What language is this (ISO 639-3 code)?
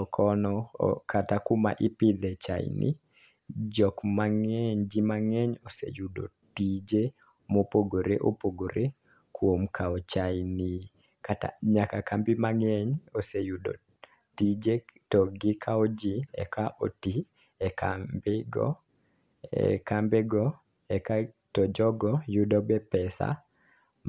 luo